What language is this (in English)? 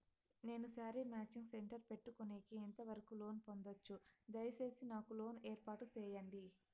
Telugu